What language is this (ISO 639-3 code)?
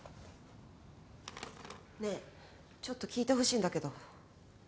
jpn